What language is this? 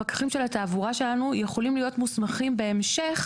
Hebrew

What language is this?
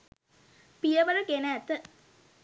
Sinhala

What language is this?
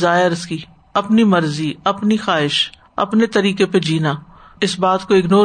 Urdu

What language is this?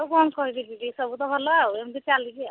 Odia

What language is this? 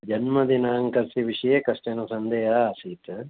Sanskrit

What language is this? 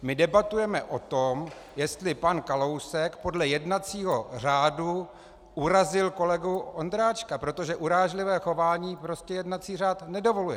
Czech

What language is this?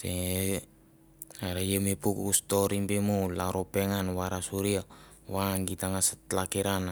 Mandara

